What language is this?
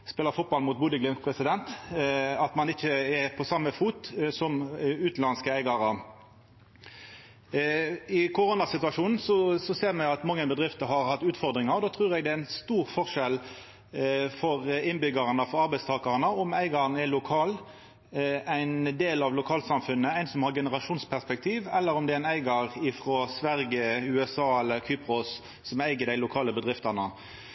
Norwegian Nynorsk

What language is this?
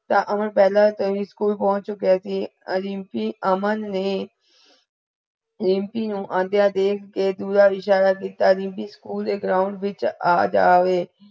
Punjabi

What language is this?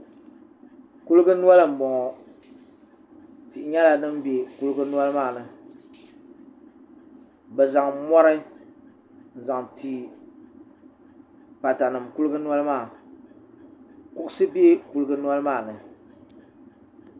Dagbani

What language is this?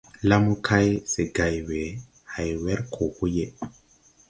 Tupuri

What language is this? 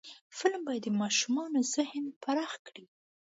Pashto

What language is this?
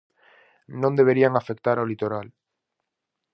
Galician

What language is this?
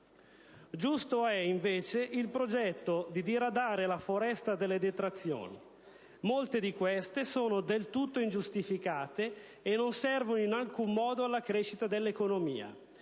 Italian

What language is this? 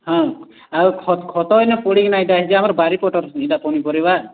Odia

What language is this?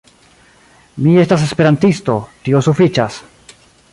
Esperanto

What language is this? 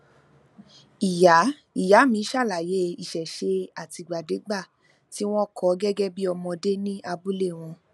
Yoruba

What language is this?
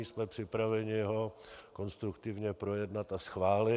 Czech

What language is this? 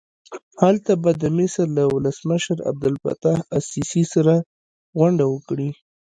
Pashto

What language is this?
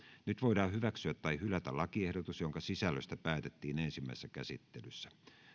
Finnish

